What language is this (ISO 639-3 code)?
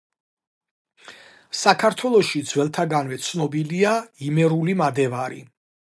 kat